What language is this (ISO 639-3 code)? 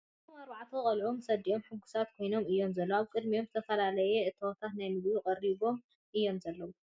tir